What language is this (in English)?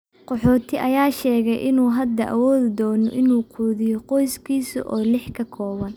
Somali